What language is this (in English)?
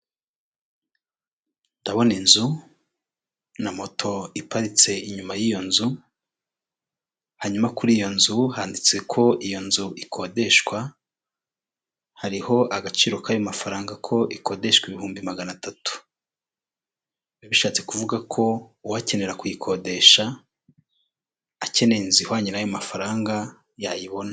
Kinyarwanda